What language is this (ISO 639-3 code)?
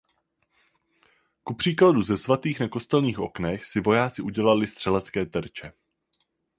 ces